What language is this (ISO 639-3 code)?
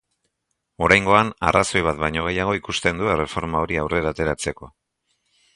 eus